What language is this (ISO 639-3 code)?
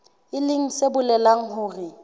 sot